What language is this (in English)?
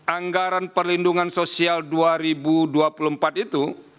Indonesian